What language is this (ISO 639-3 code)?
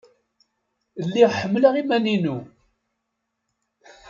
kab